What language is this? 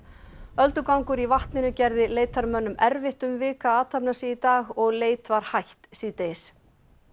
Icelandic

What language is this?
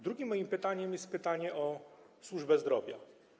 Polish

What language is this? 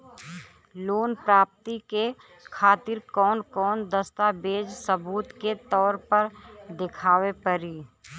Bhojpuri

